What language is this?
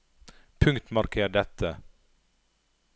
Norwegian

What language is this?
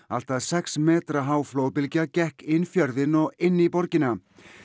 Icelandic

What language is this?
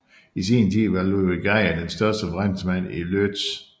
Danish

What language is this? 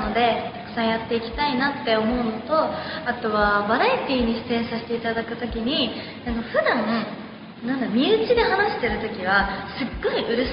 Japanese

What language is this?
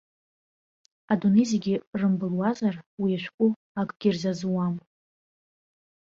Abkhazian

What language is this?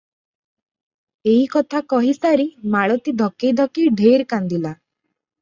Odia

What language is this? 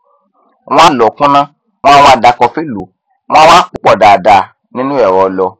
Yoruba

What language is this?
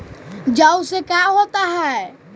Magahi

